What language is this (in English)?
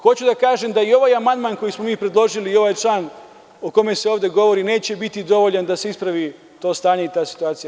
Serbian